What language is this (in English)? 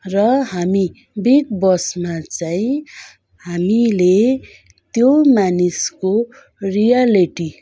Nepali